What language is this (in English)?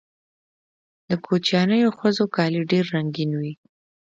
Pashto